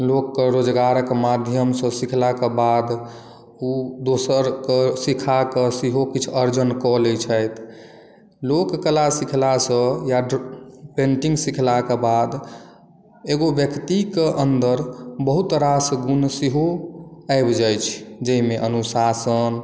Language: Maithili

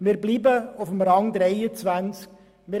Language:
Swiss German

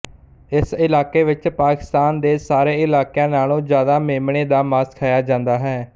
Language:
Punjabi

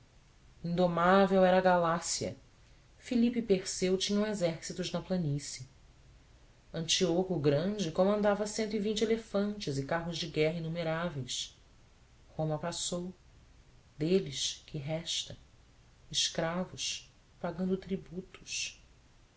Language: Portuguese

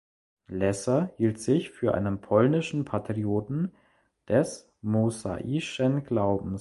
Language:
German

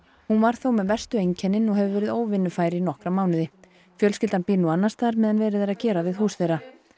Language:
Icelandic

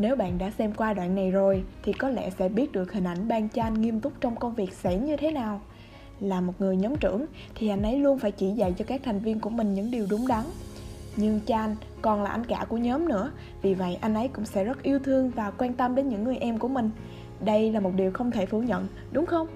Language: Vietnamese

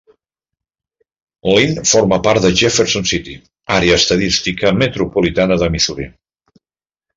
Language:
Catalan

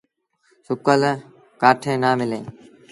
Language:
Sindhi Bhil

